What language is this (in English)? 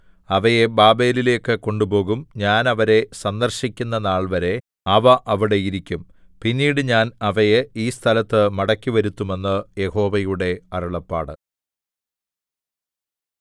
Malayalam